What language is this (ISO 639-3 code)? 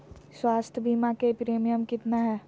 mag